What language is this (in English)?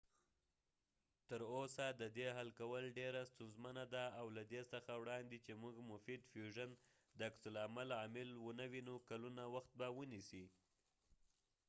Pashto